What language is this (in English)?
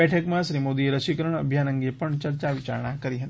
Gujarati